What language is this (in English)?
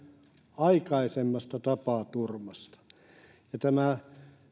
Finnish